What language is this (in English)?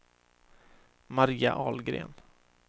Swedish